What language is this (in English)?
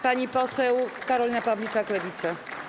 Polish